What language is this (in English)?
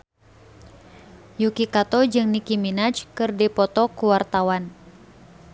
Sundanese